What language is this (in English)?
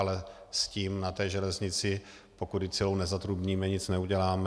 Czech